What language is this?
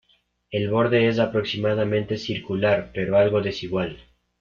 Spanish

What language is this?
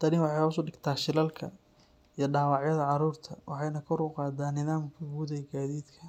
Somali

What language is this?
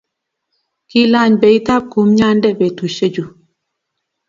Kalenjin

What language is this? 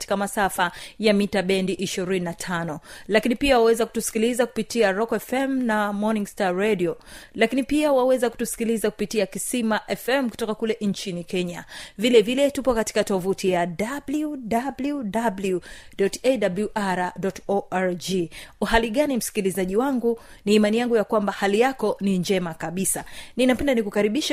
Swahili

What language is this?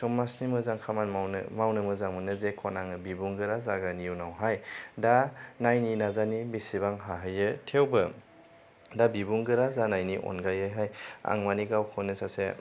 Bodo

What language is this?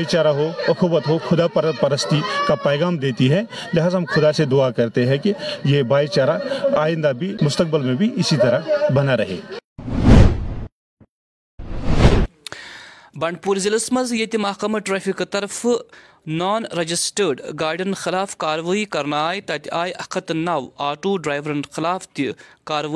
Urdu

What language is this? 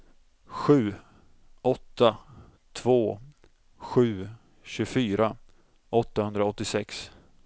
Swedish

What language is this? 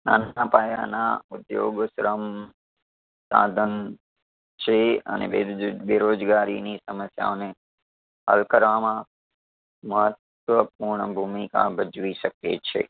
Gujarati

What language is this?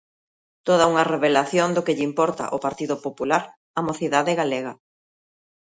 Galician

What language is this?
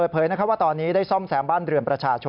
Thai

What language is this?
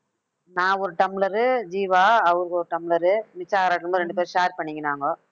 Tamil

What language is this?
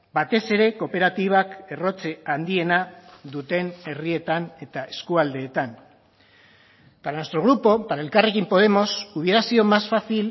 Basque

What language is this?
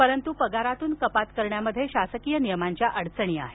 Marathi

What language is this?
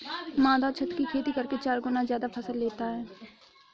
Hindi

